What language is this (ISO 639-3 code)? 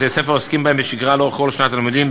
heb